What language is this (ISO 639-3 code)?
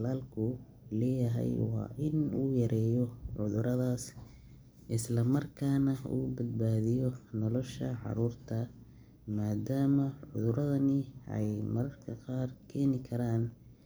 som